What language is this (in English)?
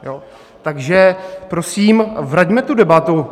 Czech